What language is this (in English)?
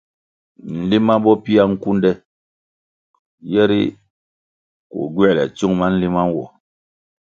Kwasio